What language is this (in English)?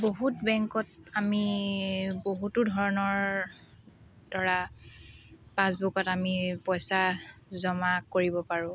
Assamese